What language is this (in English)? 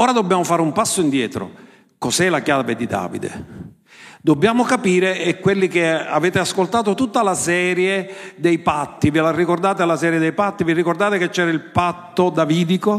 Italian